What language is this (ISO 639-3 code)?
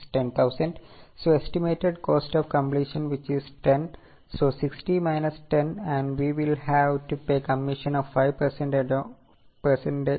mal